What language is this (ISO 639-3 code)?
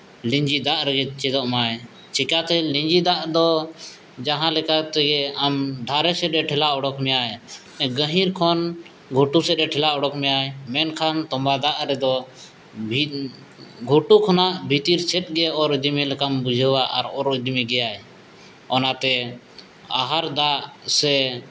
sat